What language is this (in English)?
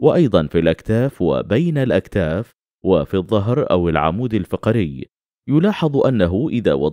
Arabic